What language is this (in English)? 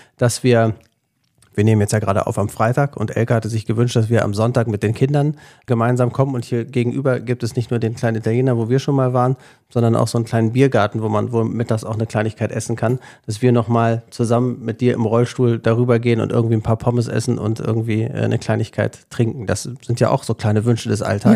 German